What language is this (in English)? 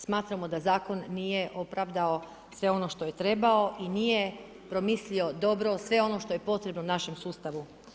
Croatian